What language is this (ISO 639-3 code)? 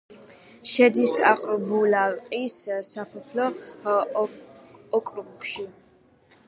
kat